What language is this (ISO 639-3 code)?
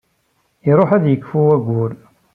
kab